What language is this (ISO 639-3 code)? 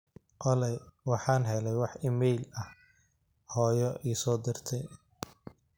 som